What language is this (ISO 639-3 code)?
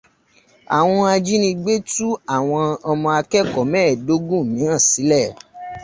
yor